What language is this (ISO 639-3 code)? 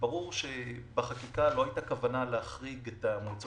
heb